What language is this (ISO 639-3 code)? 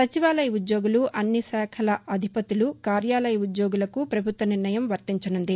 tel